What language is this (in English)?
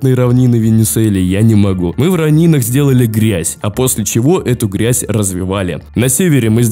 Russian